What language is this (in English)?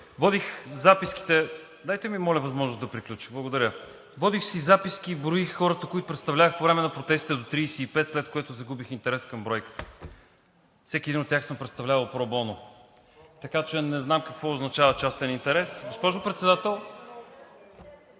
Bulgarian